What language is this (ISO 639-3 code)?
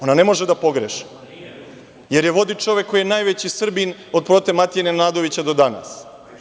srp